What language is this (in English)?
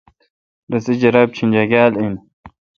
Kalkoti